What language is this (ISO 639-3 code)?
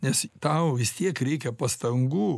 lit